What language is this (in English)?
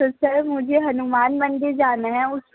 Urdu